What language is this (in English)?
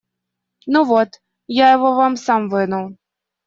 Russian